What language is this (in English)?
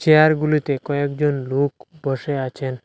Bangla